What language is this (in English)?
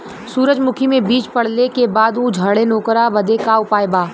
Bhojpuri